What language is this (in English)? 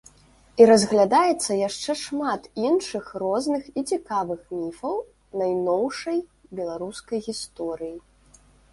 Belarusian